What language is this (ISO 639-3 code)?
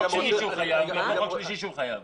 heb